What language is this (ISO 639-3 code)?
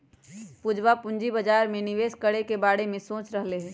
mag